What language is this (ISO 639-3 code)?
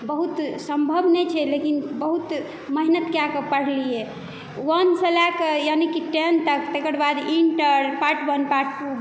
mai